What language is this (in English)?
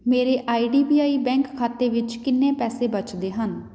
Punjabi